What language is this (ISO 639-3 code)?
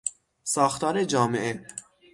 fas